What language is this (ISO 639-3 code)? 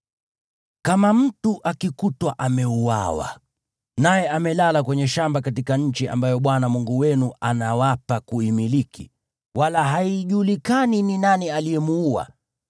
swa